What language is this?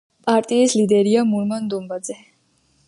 Georgian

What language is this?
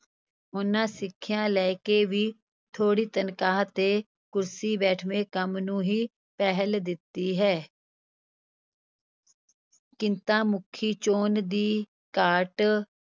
Punjabi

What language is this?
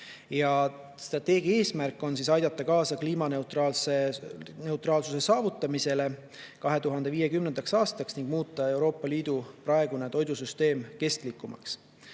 Estonian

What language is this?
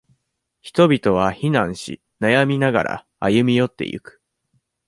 Japanese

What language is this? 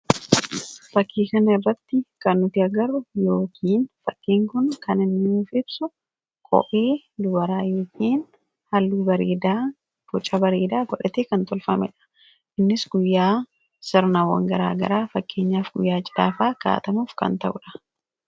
Oromo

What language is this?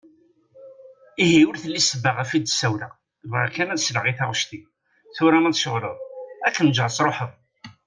Kabyle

